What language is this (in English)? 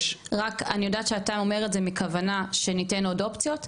Hebrew